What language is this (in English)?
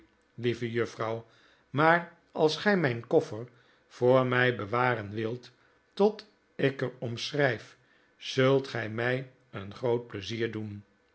Dutch